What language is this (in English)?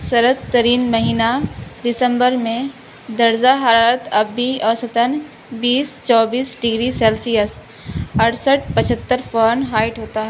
Urdu